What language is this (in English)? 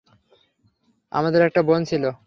Bangla